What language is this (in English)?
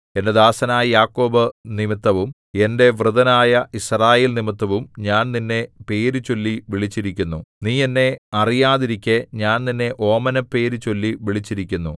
Malayalam